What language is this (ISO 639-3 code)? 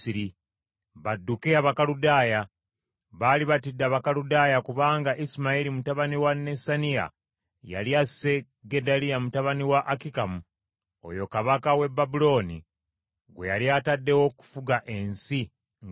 lug